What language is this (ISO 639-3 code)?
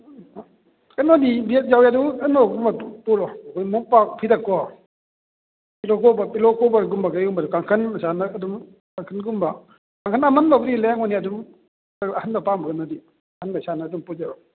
mni